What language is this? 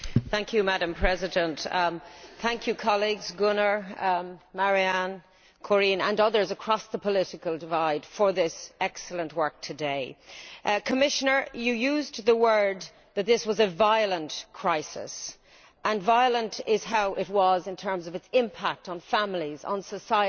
English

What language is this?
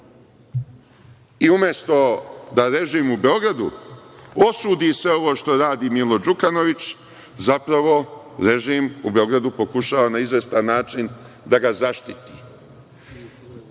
Serbian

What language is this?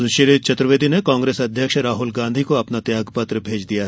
Hindi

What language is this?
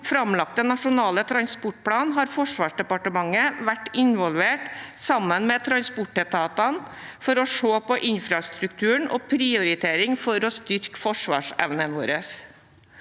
Norwegian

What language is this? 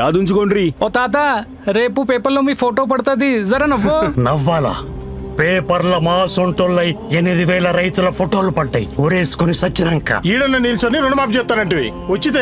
Romanian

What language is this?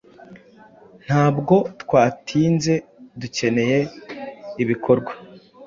Kinyarwanda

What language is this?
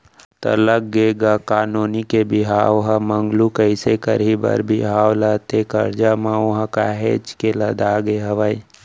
Chhattisgarhi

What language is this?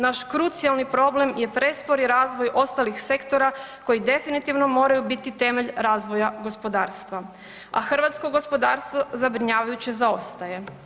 Croatian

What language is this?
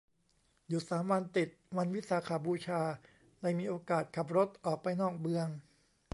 Thai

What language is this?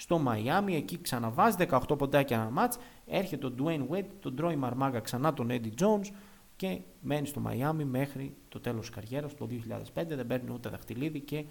Greek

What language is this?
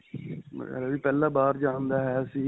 Punjabi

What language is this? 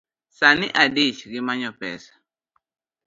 Luo (Kenya and Tanzania)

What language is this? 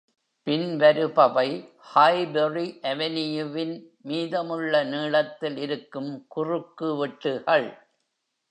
Tamil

